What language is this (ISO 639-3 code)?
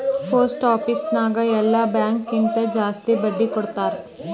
kan